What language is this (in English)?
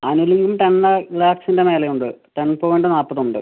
Malayalam